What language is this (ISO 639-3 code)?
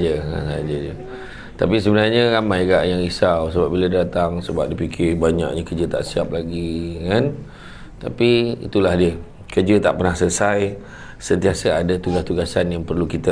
msa